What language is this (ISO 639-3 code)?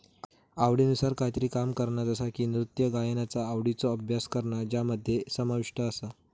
mar